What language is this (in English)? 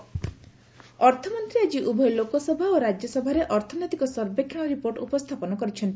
Odia